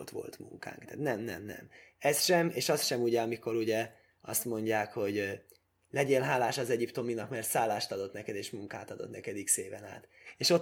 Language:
Hungarian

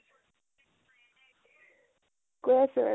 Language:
Assamese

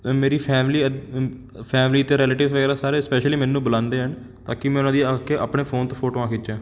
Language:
Punjabi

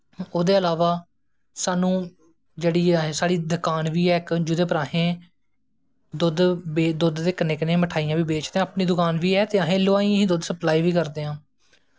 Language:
Dogri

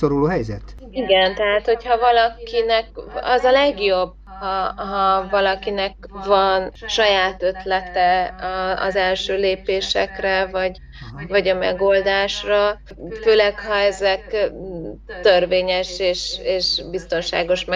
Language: Hungarian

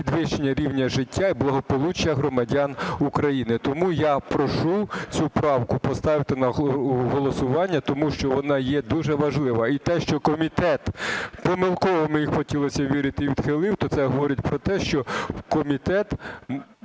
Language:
Ukrainian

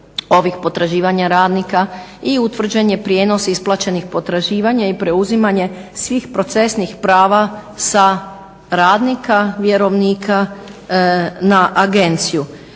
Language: Croatian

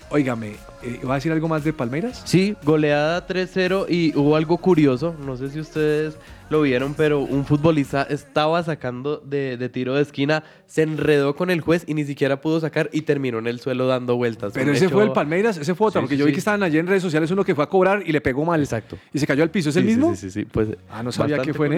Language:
Spanish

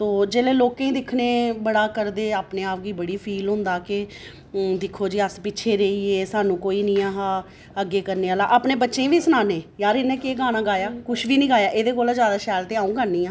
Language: Dogri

